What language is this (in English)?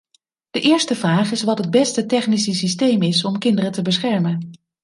Dutch